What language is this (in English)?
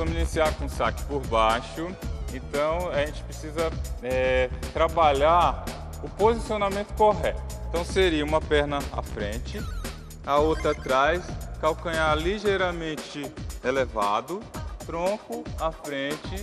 Portuguese